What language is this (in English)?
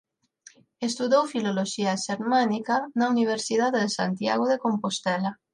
Galician